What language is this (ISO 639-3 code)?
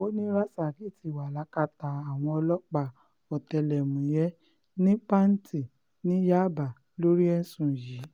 yor